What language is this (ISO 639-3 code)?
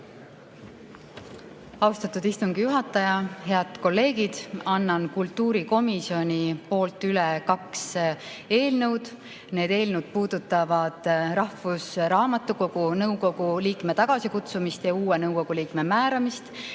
est